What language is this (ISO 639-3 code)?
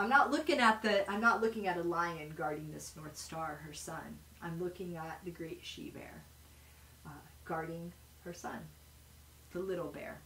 eng